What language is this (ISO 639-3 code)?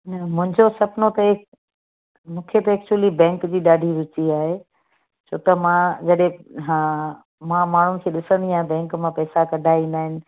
snd